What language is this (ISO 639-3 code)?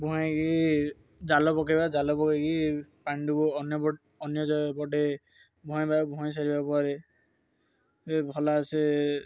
ori